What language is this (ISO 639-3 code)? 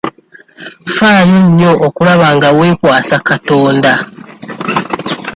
lug